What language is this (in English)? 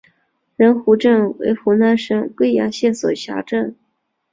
Chinese